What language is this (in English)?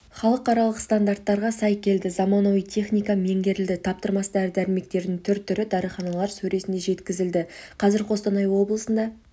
Kazakh